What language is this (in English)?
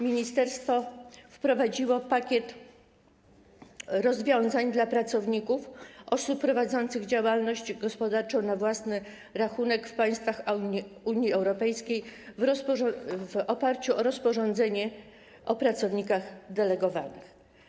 Polish